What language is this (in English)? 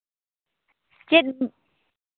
Santali